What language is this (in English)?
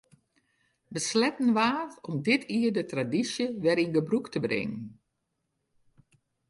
Western Frisian